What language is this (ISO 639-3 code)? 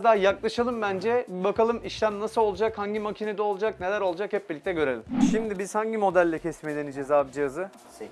tur